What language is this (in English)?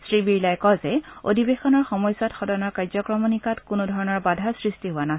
Assamese